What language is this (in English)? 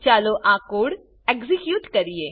Gujarati